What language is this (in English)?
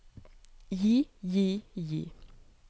Norwegian